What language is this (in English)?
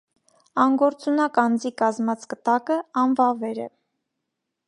Armenian